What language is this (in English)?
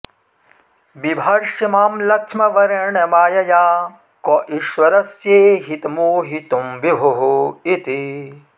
Sanskrit